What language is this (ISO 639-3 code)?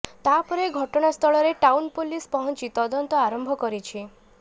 ori